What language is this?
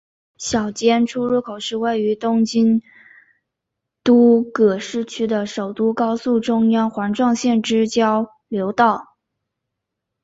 Chinese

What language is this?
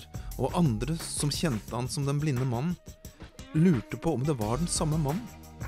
Norwegian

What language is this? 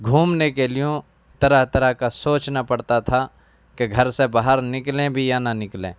Urdu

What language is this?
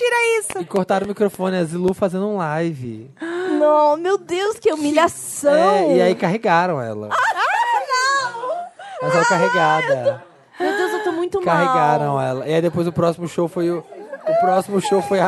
Portuguese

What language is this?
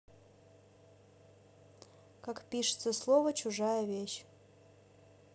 Russian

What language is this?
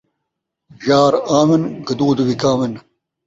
Saraiki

